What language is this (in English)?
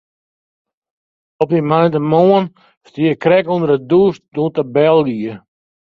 Western Frisian